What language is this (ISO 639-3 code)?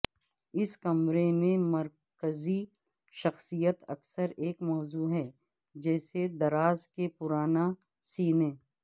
urd